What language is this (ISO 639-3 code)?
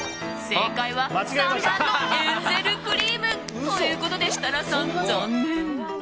jpn